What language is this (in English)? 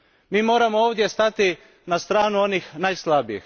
Croatian